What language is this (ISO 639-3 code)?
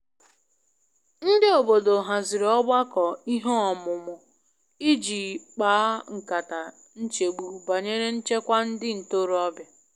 ibo